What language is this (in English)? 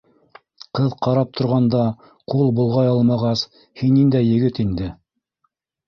Bashkir